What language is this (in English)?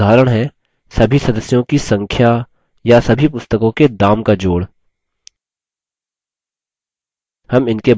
Hindi